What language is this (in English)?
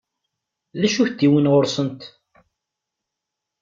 Kabyle